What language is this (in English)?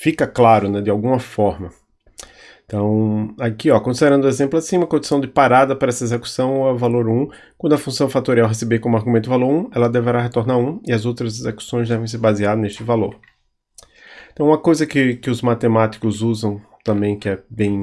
Portuguese